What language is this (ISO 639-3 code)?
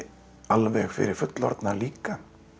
isl